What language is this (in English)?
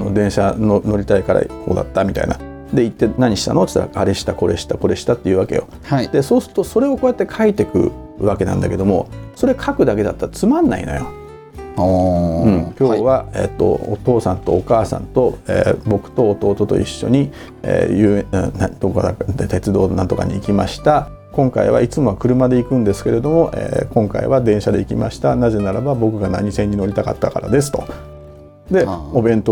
Japanese